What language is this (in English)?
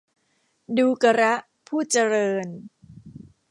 Thai